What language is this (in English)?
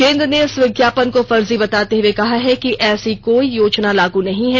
Hindi